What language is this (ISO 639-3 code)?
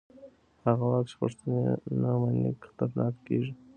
pus